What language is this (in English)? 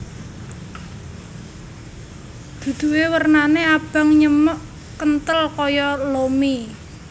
Javanese